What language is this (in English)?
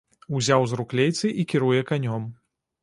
Belarusian